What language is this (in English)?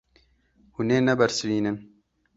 Kurdish